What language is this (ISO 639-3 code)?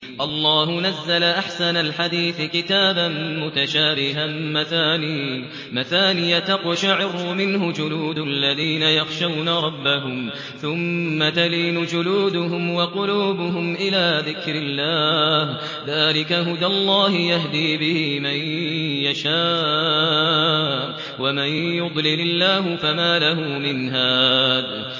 ara